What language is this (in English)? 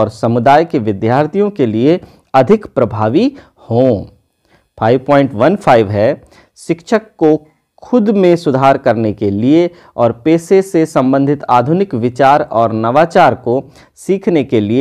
Hindi